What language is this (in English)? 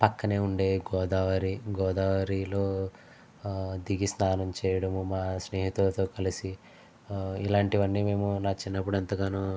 Telugu